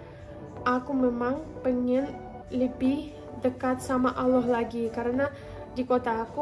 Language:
Indonesian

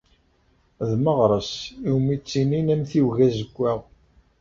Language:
Kabyle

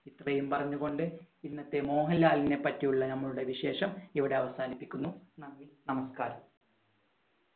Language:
Malayalam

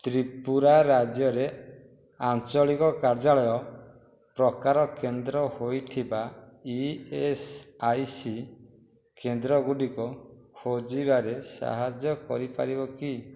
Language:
Odia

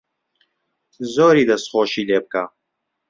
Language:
Central Kurdish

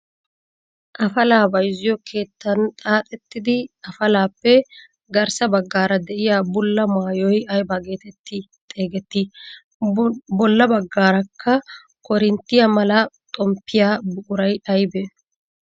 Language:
Wolaytta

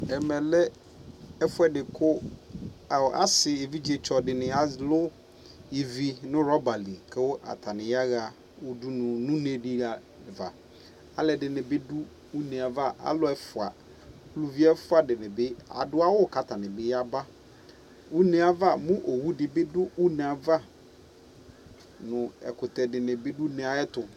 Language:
Ikposo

